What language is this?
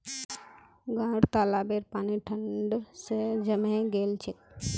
Magahi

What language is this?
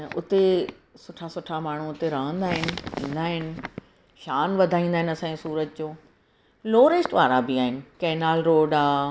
Sindhi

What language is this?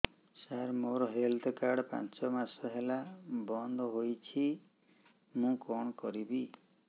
Odia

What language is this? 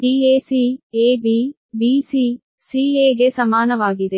Kannada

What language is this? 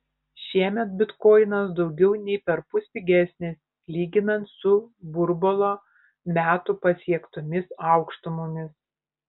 Lithuanian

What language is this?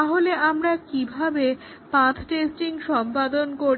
Bangla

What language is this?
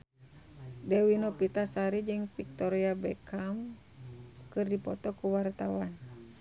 Sundanese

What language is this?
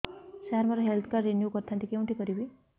Odia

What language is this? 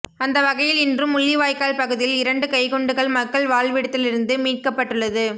Tamil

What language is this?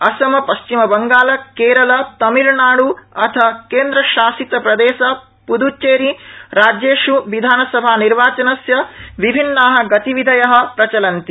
Sanskrit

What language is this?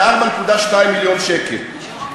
Hebrew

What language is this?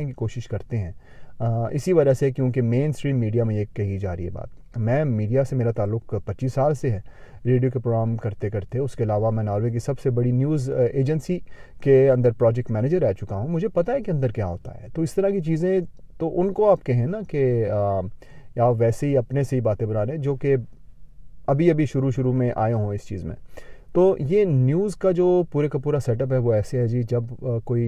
Urdu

